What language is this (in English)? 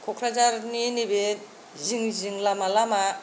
Bodo